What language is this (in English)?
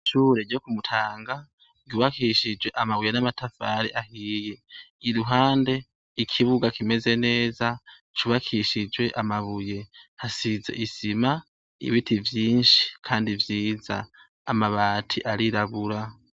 Rundi